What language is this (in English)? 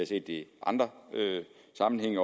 Danish